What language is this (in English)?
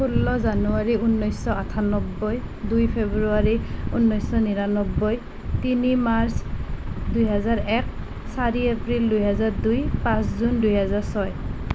Assamese